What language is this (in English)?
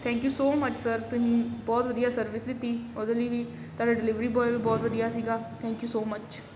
Punjabi